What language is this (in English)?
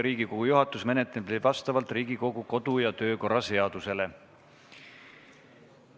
Estonian